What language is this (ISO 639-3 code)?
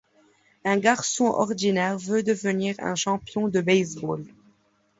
fra